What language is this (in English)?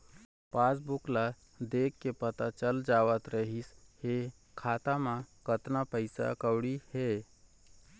Chhattisgarhi